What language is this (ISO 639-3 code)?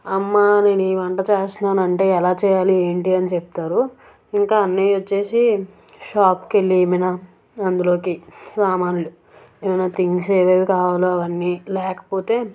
tel